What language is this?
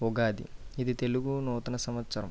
Telugu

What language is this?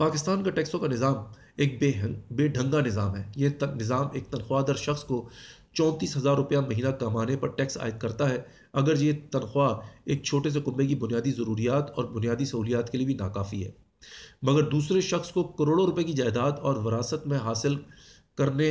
Urdu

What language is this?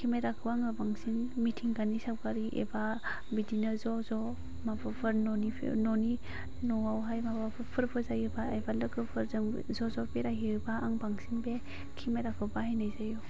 Bodo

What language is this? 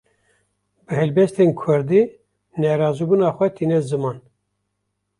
Kurdish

